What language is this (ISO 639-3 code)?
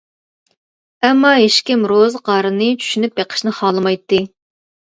uig